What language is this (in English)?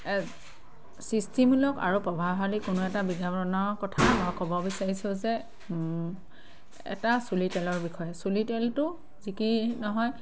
Assamese